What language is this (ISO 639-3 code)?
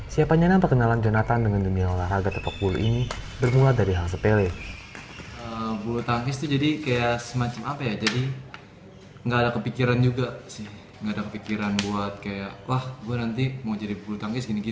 ind